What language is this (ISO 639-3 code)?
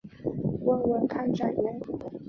zho